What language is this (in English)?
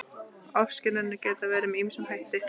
Icelandic